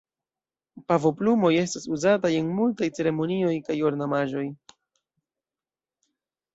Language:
Esperanto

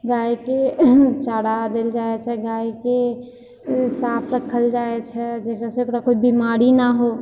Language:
Maithili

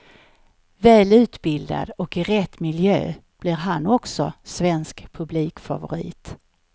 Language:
Swedish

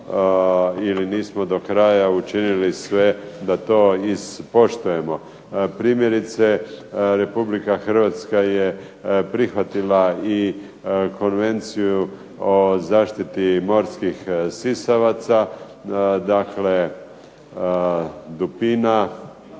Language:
Croatian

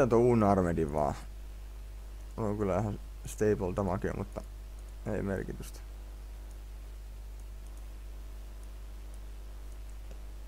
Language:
Finnish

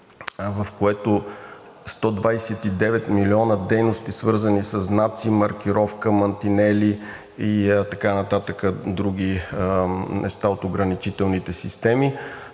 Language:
Bulgarian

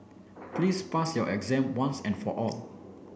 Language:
English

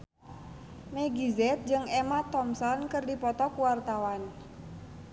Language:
Sundanese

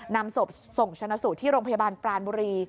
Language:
Thai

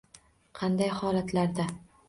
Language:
Uzbek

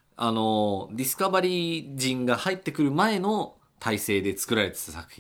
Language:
Japanese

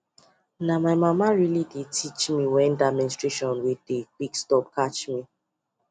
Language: Nigerian Pidgin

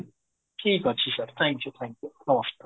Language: Odia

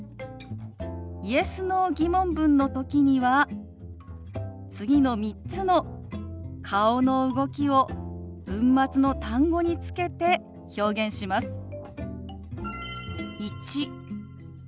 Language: Japanese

